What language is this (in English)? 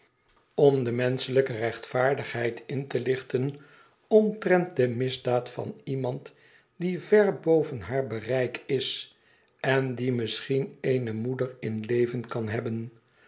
Dutch